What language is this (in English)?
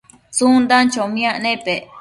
Matsés